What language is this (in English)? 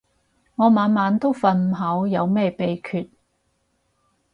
Cantonese